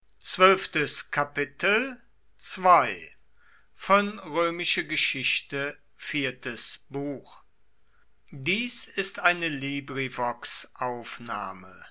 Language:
German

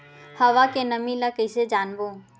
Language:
Chhattisgarhi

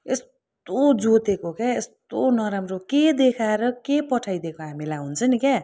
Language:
Nepali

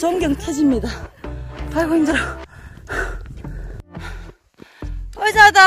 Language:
Korean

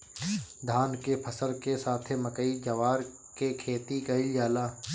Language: Bhojpuri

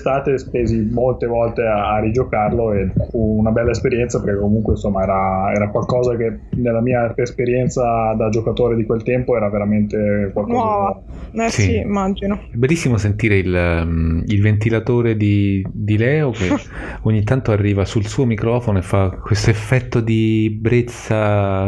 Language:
Italian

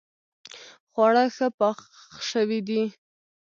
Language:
Pashto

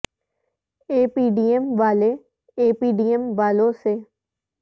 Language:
Urdu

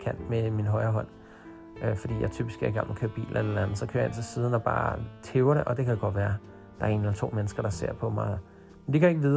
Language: Danish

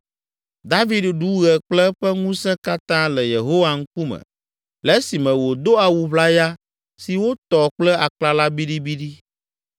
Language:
Ewe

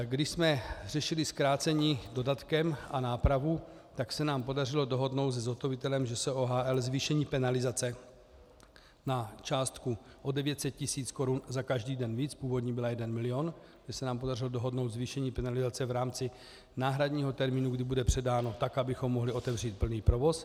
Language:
Czech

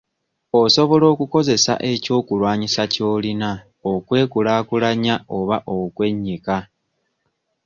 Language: Ganda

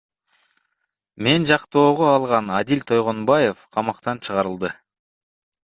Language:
Kyrgyz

